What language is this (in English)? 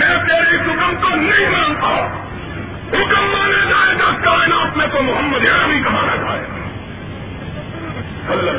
Urdu